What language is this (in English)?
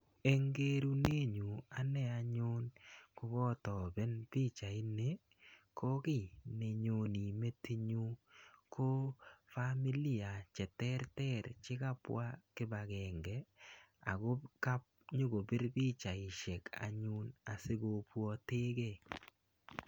Kalenjin